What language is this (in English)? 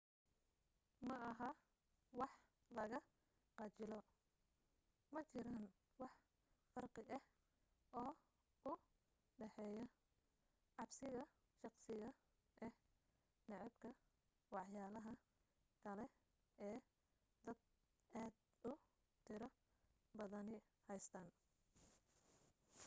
Somali